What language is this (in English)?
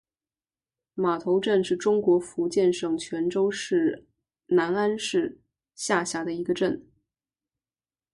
Chinese